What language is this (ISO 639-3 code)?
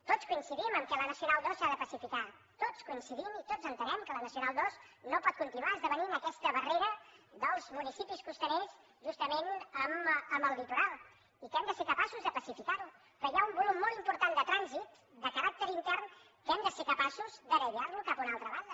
cat